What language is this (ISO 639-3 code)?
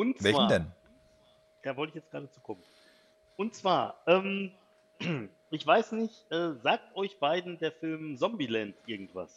deu